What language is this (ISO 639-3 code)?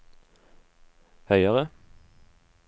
nor